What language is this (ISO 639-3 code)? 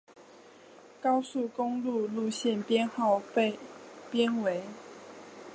zho